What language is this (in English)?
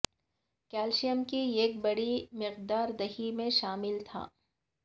Urdu